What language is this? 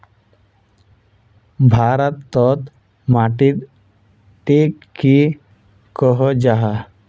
Magahi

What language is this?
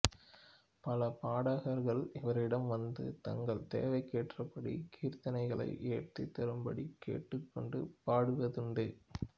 Tamil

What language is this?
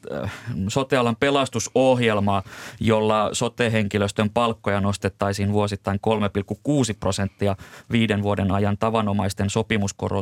Finnish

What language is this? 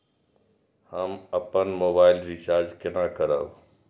Maithili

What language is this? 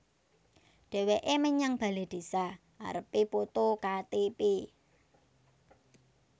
Javanese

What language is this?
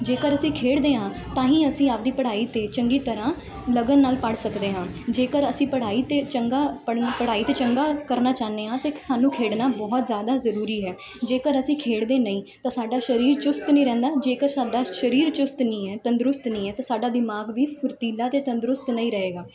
Punjabi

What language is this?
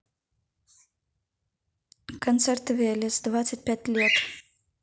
Russian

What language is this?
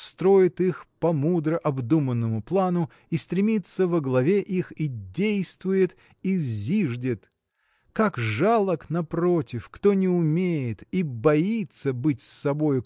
Russian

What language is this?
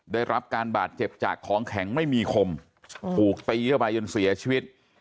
Thai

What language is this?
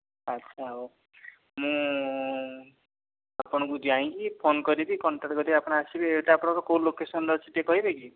Odia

